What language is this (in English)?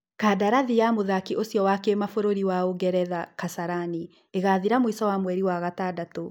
Kikuyu